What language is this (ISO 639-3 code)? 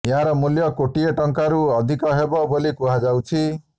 ori